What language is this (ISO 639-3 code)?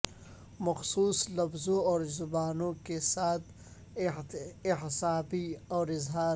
urd